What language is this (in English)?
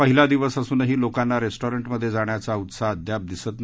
Marathi